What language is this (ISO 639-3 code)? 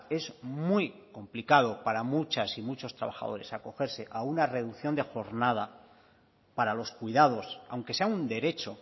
spa